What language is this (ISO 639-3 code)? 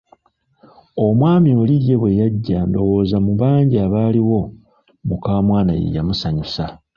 lug